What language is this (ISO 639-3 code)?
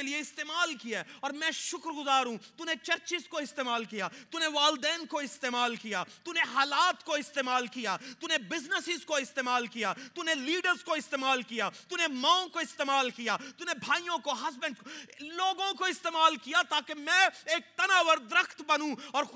urd